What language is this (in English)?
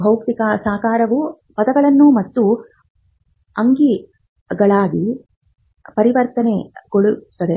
Kannada